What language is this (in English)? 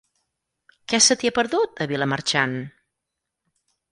Catalan